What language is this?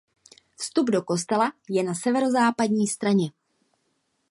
Czech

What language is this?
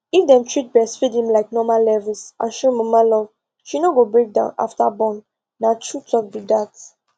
Nigerian Pidgin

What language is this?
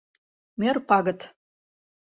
Mari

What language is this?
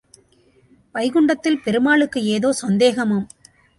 Tamil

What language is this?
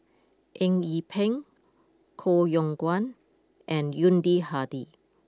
English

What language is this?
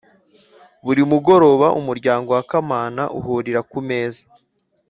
Kinyarwanda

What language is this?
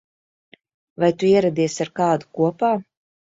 Latvian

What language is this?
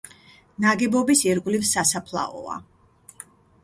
Georgian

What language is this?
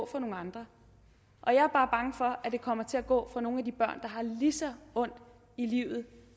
Danish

